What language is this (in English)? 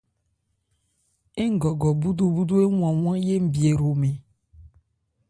Ebrié